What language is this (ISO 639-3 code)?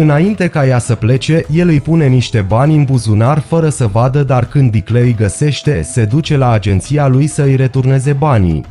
ron